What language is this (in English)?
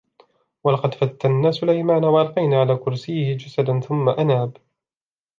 Arabic